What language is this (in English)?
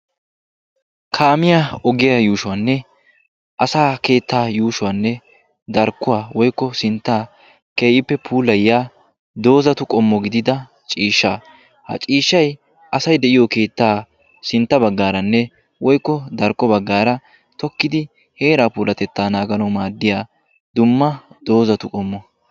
Wolaytta